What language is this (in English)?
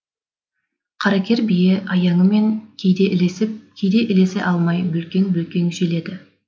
Kazakh